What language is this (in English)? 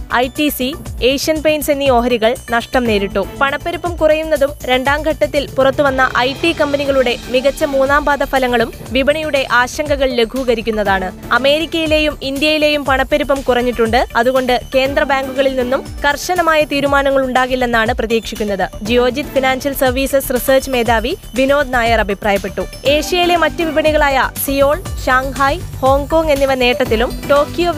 Malayalam